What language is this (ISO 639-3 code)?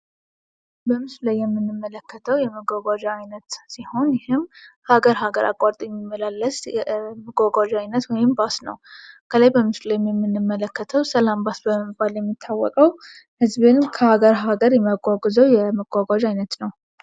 amh